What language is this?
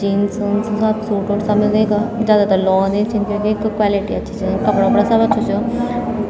Garhwali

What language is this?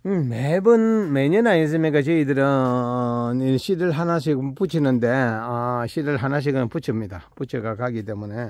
Korean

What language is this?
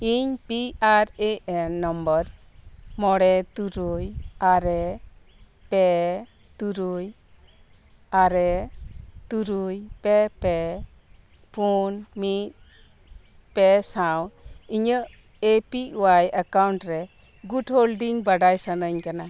Santali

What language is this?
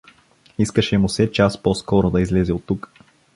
Bulgarian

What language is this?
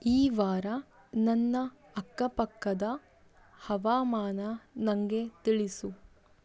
Kannada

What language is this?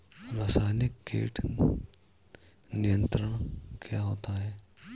Hindi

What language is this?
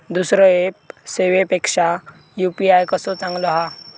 Marathi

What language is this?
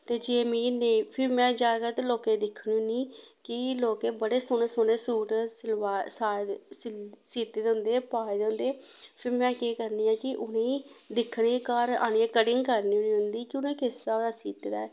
Dogri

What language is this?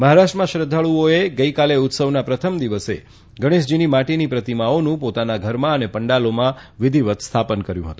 Gujarati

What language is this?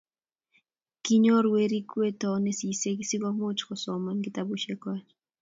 Kalenjin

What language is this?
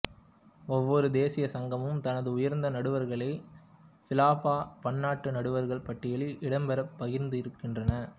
Tamil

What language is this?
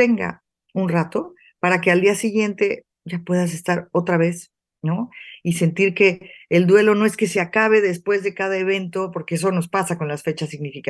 Spanish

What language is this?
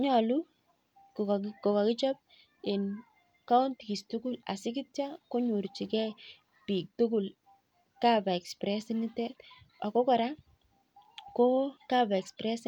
Kalenjin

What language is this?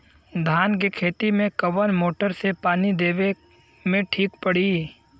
Bhojpuri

